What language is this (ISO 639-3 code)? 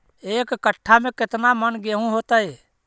mag